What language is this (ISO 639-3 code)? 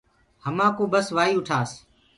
ggg